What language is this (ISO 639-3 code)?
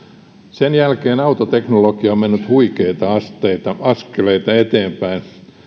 fin